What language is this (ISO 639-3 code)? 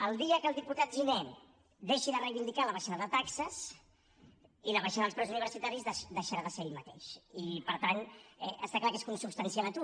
cat